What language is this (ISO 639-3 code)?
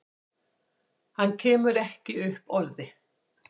isl